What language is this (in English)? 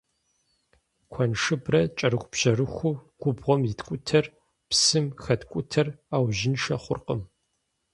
Kabardian